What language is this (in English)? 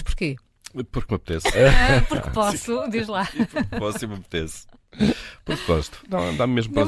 Portuguese